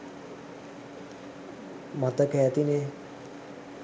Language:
Sinhala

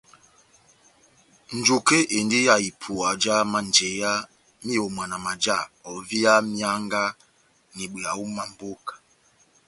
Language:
Batanga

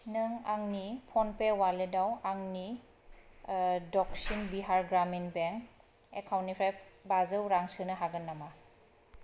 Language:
Bodo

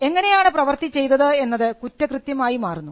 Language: Malayalam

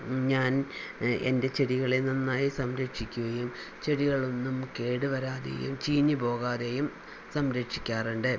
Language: Malayalam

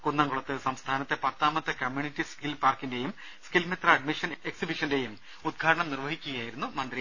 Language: Malayalam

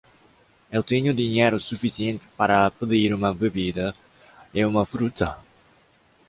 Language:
Portuguese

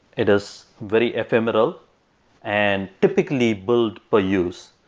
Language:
English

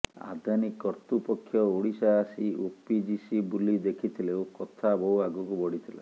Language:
Odia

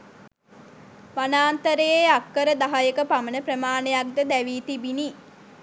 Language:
Sinhala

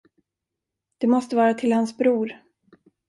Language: Swedish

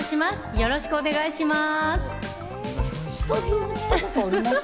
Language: Japanese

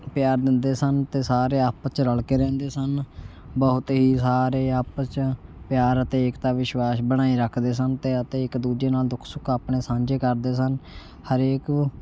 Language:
Punjabi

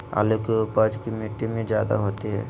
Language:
Magahi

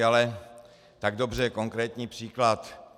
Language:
Czech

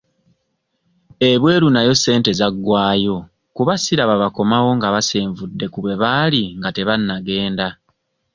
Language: Ganda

